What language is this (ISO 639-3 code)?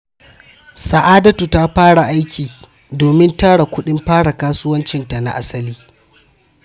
hau